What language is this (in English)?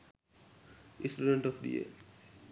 Sinhala